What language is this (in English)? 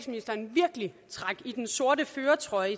Danish